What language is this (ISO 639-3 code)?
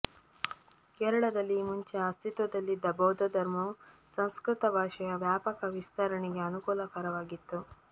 kan